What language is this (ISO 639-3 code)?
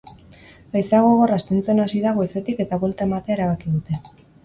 eus